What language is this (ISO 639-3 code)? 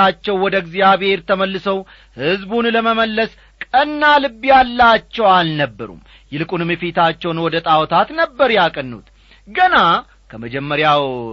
amh